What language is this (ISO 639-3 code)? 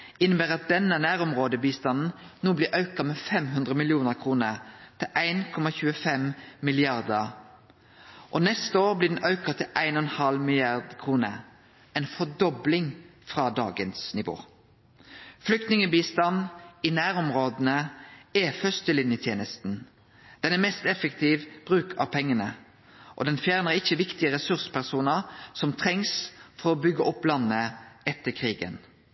nno